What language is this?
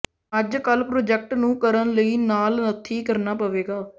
Punjabi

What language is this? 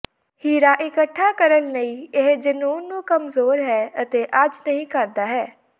Punjabi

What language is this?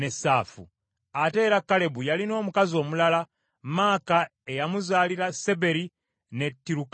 Ganda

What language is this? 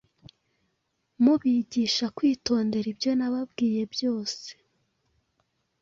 Kinyarwanda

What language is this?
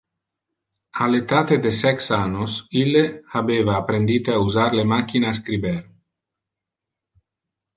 Interlingua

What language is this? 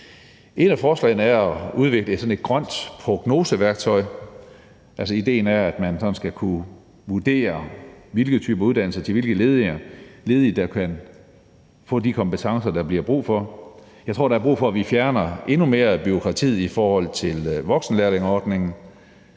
Danish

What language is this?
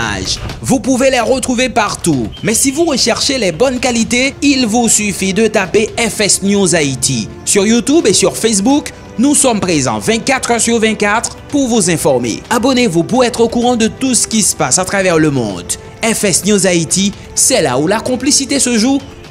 French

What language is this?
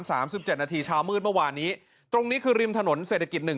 Thai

